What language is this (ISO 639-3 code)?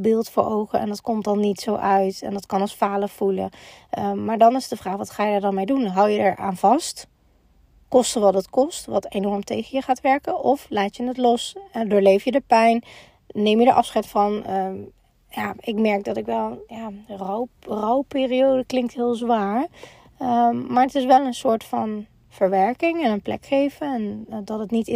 nld